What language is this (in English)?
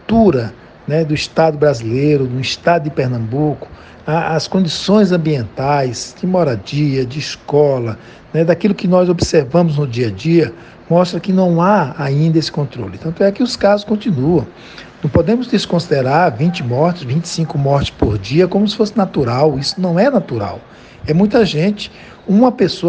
Portuguese